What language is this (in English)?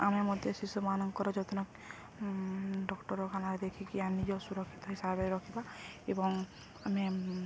Odia